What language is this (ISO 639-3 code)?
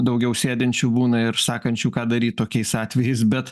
lit